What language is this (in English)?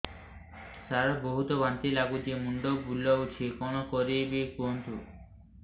Odia